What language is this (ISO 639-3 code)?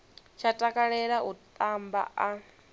ven